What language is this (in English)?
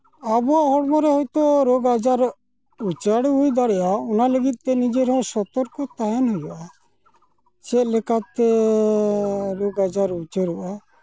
Santali